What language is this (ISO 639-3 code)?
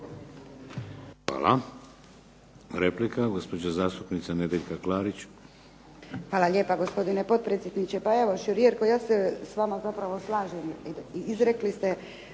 hrv